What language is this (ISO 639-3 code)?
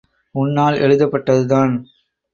tam